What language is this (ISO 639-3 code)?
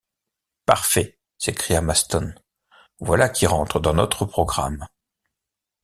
fra